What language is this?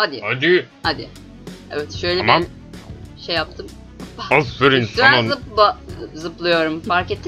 Turkish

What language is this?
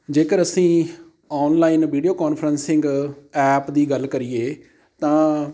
Punjabi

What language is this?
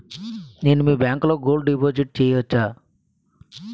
Telugu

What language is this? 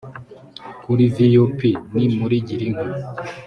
Kinyarwanda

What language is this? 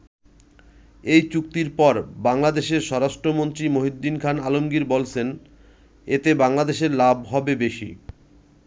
Bangla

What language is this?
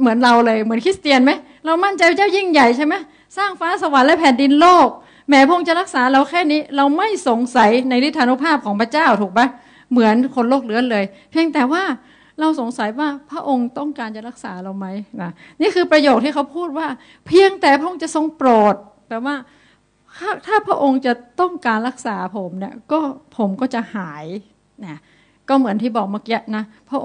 Thai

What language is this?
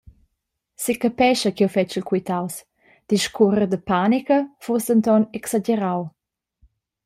Romansh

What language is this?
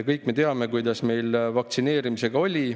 Estonian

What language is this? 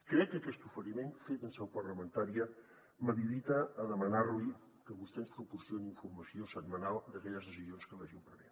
Catalan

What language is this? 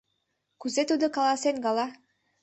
Mari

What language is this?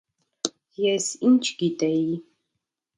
Armenian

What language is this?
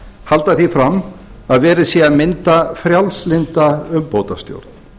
Icelandic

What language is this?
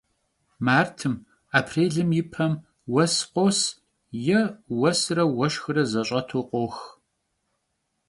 Kabardian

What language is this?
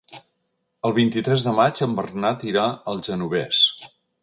Catalan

